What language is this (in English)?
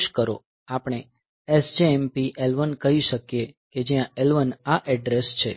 Gujarati